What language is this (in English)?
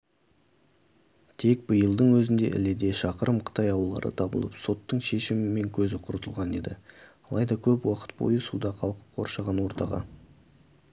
Kazakh